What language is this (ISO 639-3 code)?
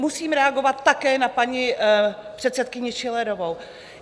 ces